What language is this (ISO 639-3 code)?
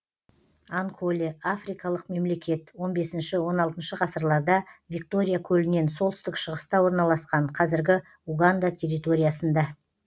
kaz